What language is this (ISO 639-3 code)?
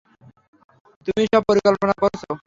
ben